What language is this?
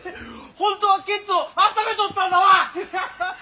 Japanese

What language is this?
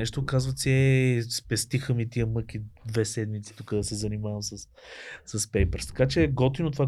Bulgarian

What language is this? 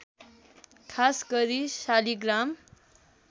Nepali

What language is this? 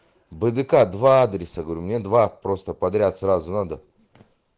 Russian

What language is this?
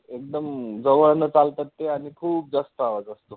Marathi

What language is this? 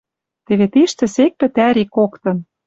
Western Mari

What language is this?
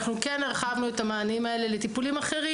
Hebrew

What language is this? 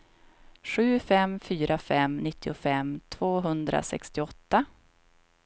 Swedish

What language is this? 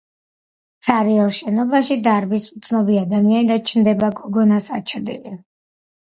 Georgian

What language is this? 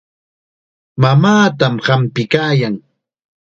Chiquián Ancash Quechua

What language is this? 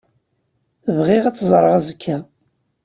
Kabyle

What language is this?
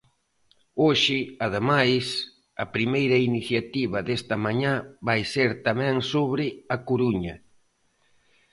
Galician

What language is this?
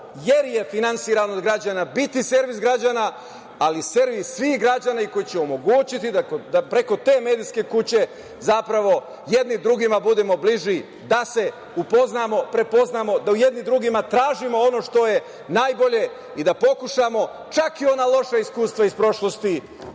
Serbian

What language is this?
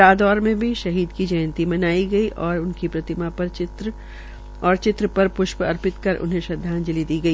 Hindi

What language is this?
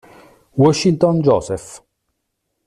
Italian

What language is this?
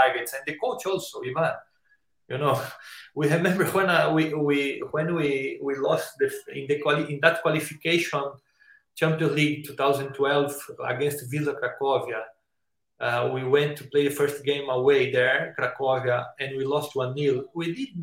English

